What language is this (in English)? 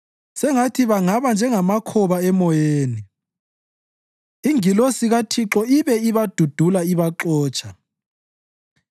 North Ndebele